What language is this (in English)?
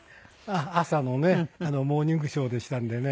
Japanese